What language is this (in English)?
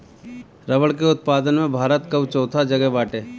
Bhojpuri